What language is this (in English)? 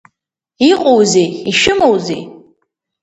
Abkhazian